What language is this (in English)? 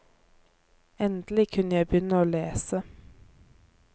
Norwegian